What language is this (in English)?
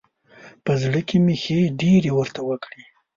Pashto